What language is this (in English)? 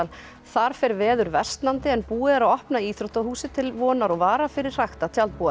Icelandic